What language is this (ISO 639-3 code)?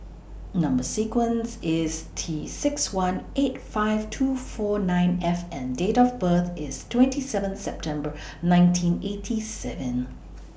eng